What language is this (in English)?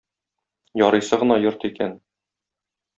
Tatar